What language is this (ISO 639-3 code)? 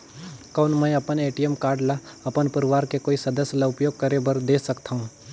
hne